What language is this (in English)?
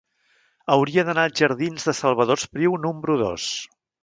Catalan